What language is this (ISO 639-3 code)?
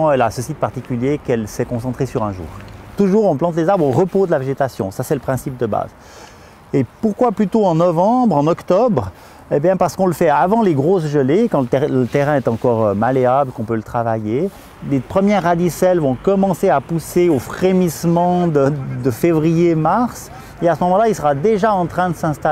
fra